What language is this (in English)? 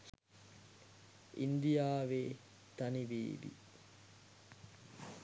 Sinhala